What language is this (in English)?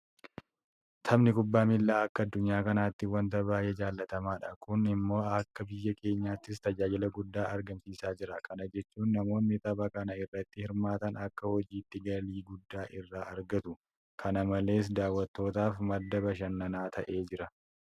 Oromo